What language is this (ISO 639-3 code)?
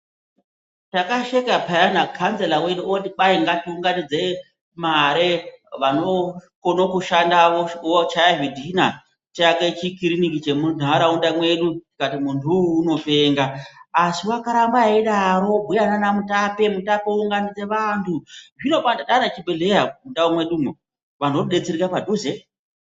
ndc